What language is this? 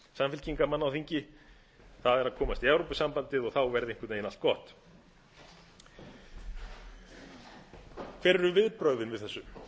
Icelandic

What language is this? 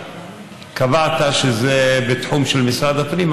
Hebrew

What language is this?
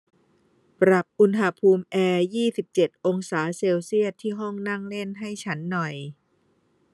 Thai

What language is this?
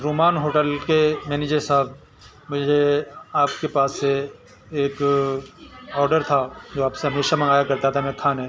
Urdu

